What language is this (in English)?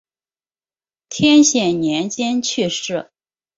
Chinese